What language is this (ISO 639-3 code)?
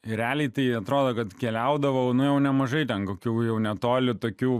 lit